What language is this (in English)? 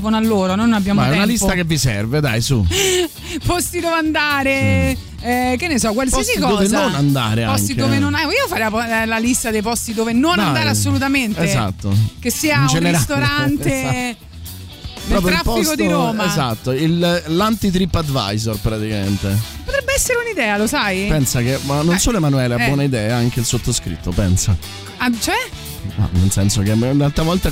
Italian